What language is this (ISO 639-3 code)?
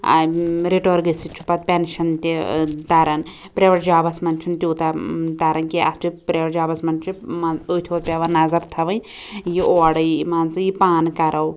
kas